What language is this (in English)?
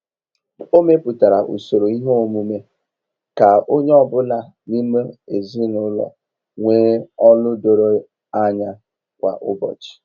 Igbo